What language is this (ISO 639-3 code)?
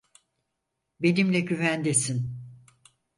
tur